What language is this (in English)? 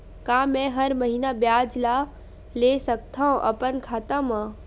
Chhattisgarhi